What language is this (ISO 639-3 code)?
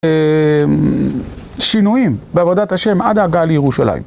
heb